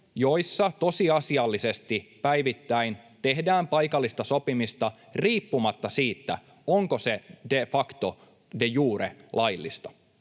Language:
Finnish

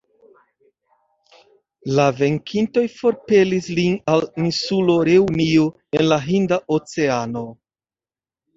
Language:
Esperanto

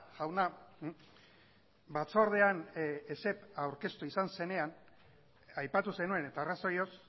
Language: Basque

